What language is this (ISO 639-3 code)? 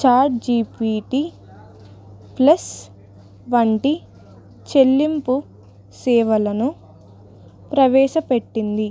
tel